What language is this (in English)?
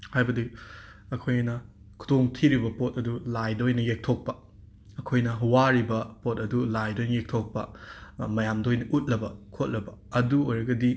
Manipuri